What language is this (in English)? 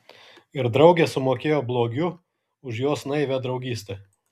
Lithuanian